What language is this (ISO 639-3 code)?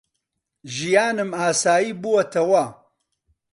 ckb